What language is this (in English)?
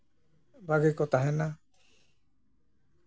Santali